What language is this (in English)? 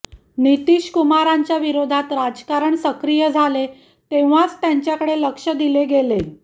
Marathi